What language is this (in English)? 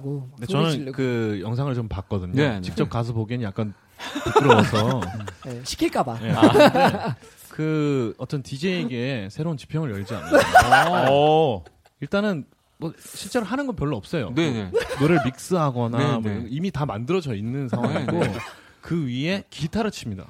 Korean